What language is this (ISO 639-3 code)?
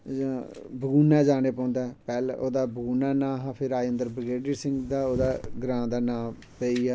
doi